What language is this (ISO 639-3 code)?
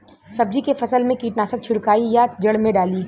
bho